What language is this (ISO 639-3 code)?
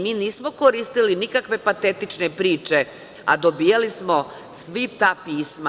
srp